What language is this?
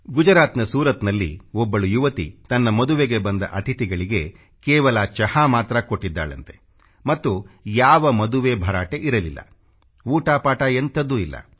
Kannada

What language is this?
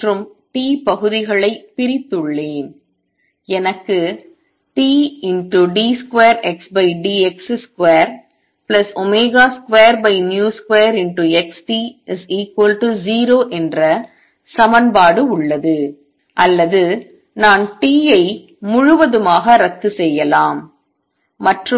Tamil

